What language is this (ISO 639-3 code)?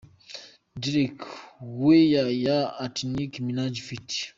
kin